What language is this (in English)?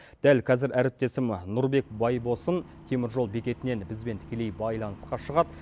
Kazakh